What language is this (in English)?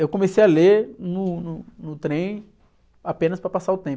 Portuguese